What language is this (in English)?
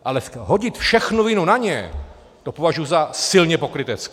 Czech